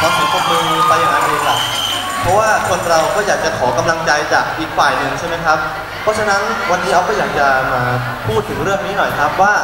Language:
Thai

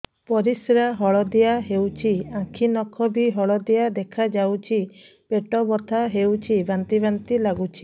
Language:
Odia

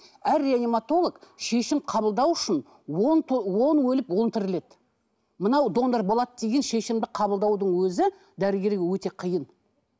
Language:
Kazakh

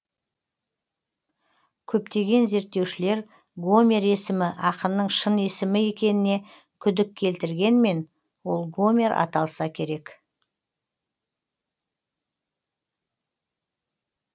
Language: Kazakh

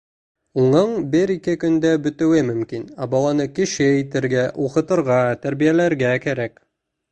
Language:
Bashkir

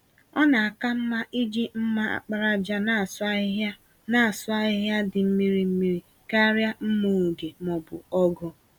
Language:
Igbo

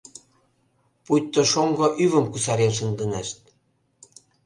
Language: Mari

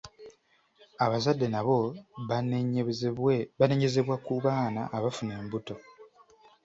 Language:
Ganda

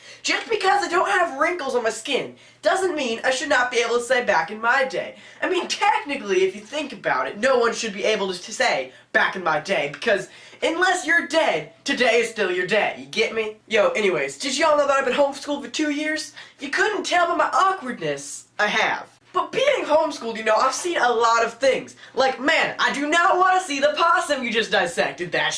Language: English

